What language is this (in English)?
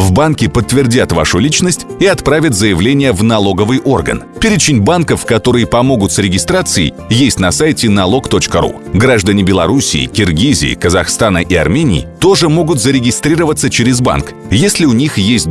Russian